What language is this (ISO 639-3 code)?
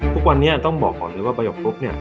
tha